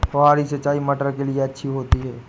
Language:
Hindi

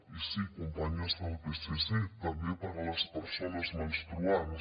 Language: Catalan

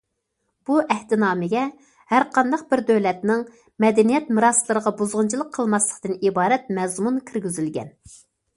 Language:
Uyghur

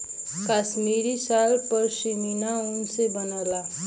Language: Bhojpuri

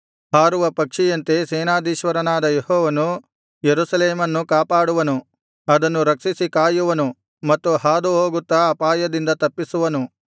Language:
Kannada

